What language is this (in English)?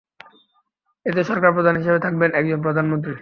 Bangla